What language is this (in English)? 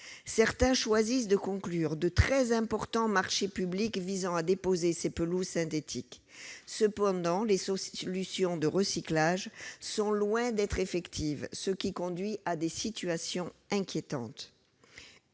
French